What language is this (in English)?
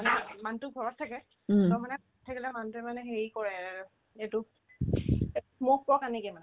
Assamese